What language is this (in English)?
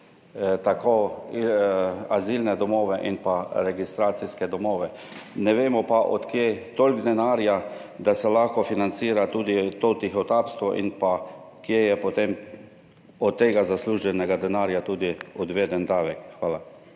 Slovenian